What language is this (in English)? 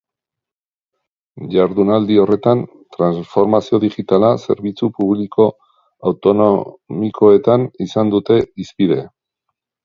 Basque